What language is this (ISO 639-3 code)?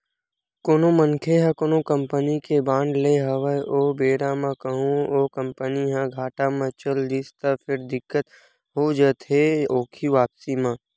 hne